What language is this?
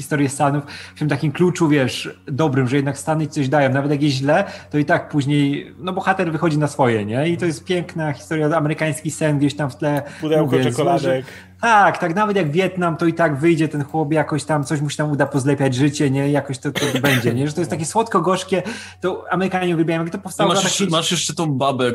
Polish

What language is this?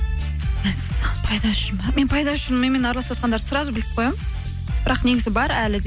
Kazakh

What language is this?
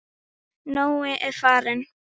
Icelandic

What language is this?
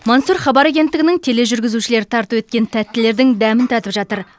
Kazakh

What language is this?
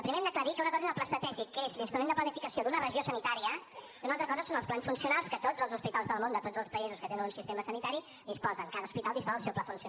Catalan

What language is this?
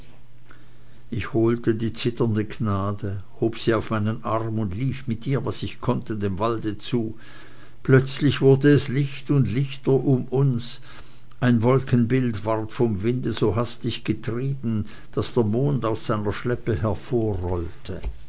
German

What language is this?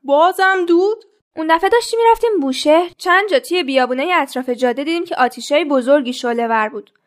Persian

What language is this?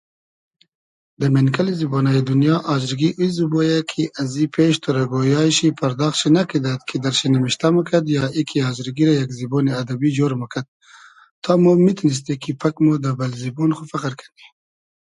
Hazaragi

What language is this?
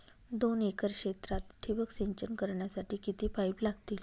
Marathi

